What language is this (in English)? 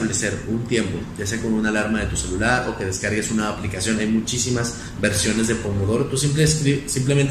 Spanish